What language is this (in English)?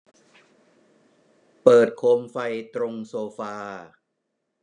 Thai